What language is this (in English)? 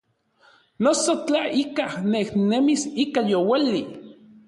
Orizaba Nahuatl